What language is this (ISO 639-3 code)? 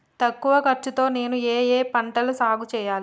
tel